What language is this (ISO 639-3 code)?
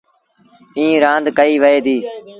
sbn